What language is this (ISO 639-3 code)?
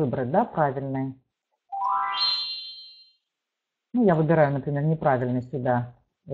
rus